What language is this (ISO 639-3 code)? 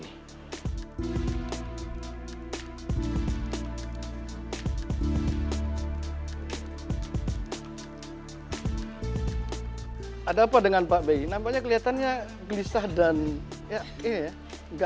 ind